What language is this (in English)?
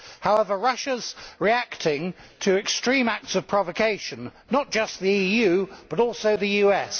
English